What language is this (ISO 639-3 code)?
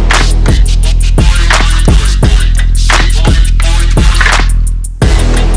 ita